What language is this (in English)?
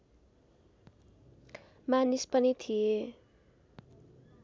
Nepali